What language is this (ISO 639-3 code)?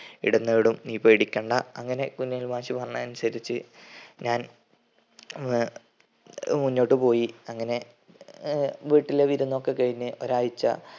mal